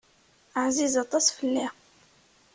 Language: Kabyle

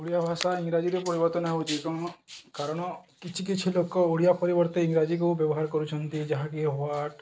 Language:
Odia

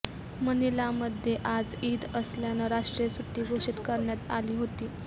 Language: Marathi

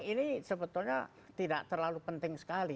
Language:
Indonesian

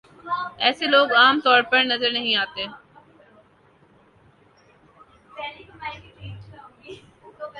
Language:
Urdu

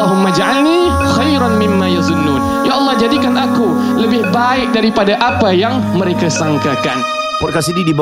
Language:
Malay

